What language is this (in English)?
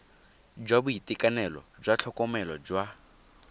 Tswana